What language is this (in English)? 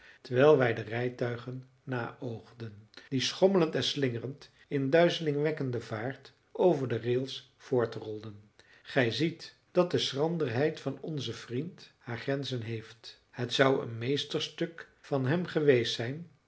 Dutch